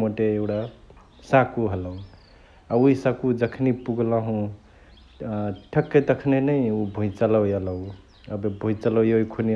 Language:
Chitwania Tharu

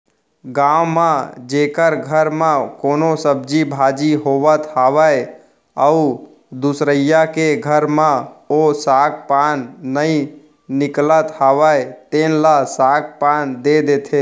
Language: Chhattisgarhi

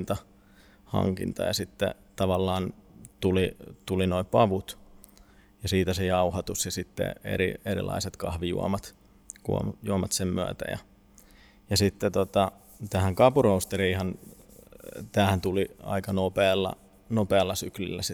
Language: Finnish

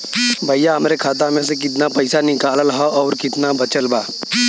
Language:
Bhojpuri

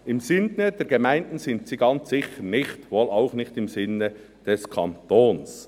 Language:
Swiss German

